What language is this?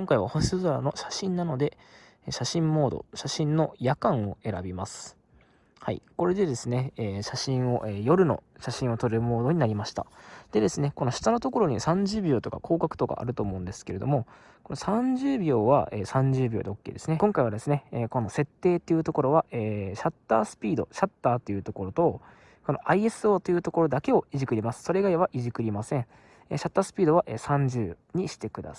Japanese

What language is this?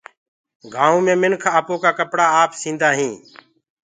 Gurgula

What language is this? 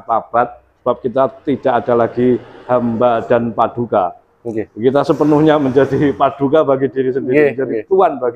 Indonesian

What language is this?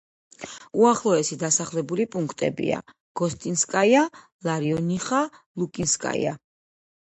Georgian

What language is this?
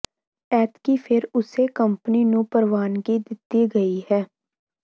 Punjabi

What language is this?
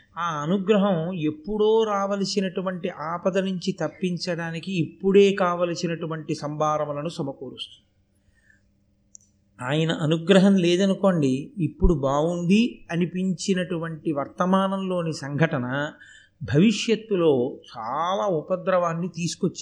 Telugu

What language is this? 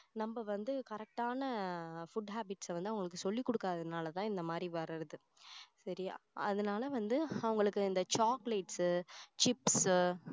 Tamil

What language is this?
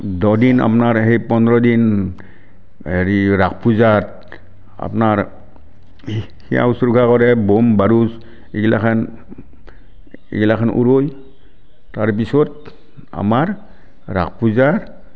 Assamese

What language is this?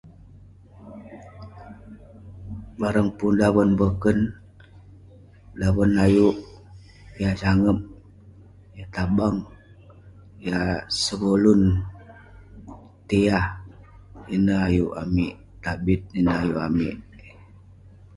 Western Penan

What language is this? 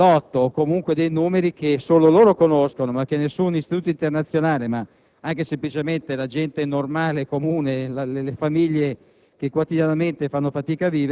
Italian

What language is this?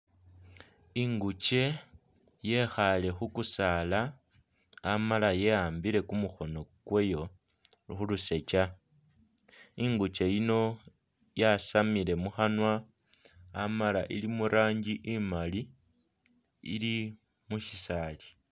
Masaaba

